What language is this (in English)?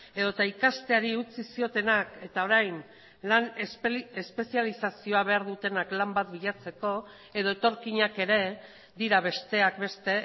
Basque